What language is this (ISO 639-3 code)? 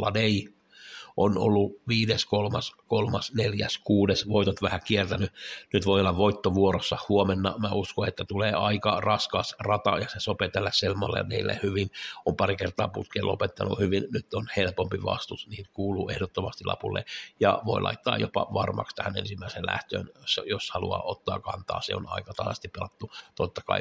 fin